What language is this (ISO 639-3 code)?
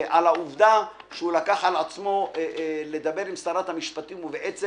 heb